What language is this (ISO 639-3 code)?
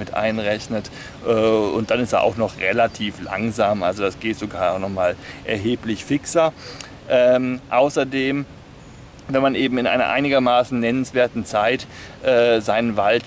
deu